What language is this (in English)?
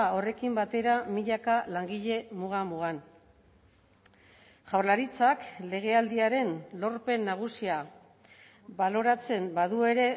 Basque